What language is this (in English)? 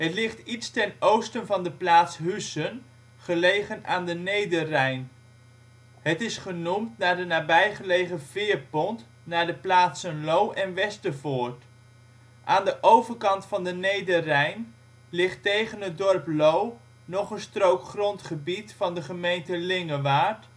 Dutch